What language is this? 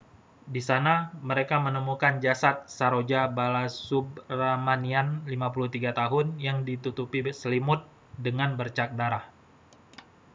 Indonesian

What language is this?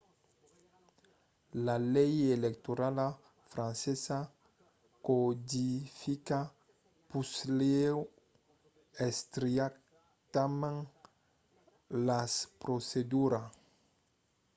Occitan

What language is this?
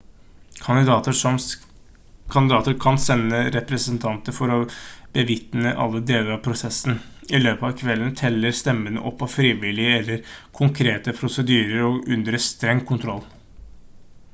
Norwegian Bokmål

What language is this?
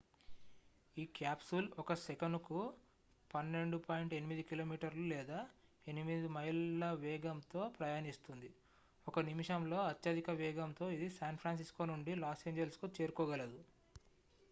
Telugu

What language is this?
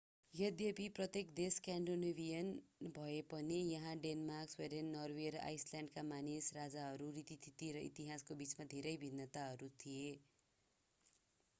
Nepali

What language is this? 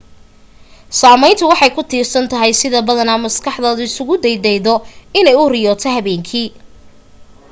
Somali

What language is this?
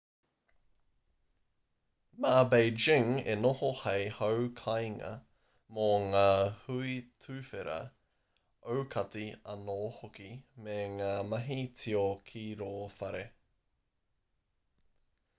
Māori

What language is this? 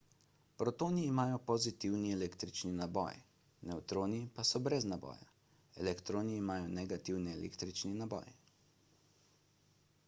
Slovenian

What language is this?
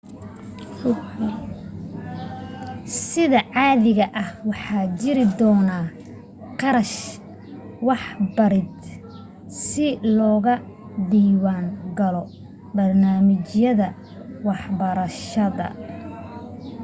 Somali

